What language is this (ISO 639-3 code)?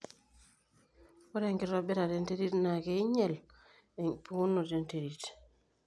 mas